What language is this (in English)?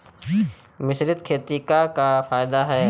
Bhojpuri